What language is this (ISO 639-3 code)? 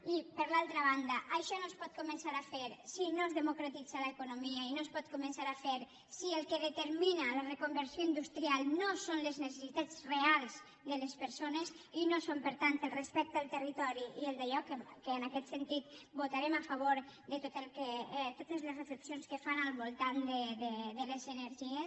cat